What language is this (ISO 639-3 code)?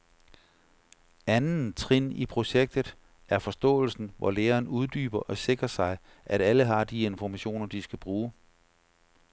dan